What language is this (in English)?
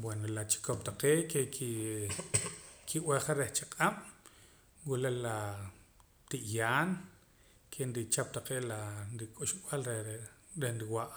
Poqomam